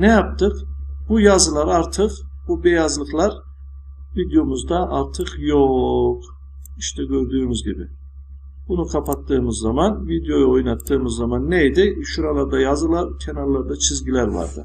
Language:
Turkish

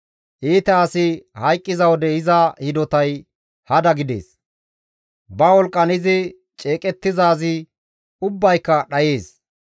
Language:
Gamo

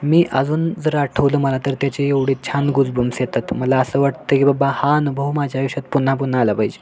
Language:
Marathi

